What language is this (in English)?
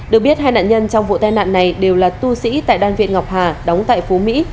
Vietnamese